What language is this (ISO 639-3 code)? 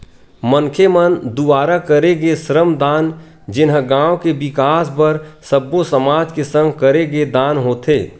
hne